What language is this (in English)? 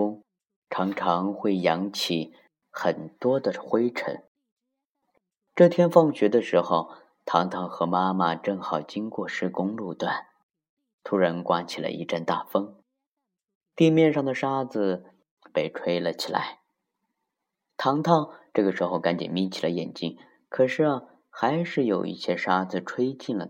Chinese